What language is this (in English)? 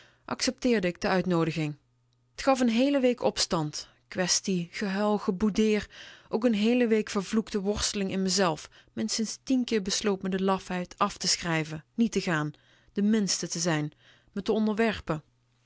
Dutch